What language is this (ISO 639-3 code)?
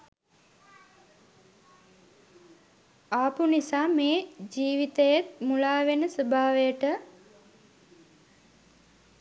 sin